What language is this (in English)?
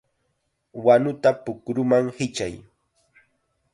Chiquián Ancash Quechua